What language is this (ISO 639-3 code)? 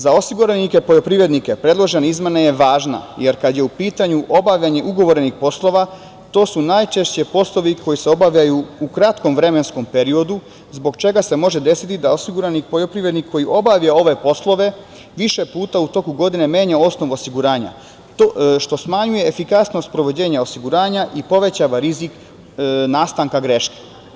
srp